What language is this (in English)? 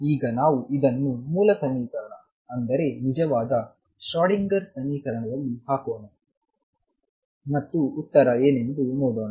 Kannada